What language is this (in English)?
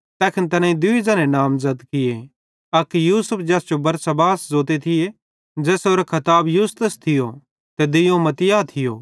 Bhadrawahi